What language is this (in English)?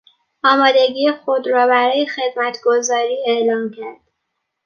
Persian